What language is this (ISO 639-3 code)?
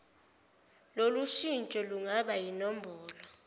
zul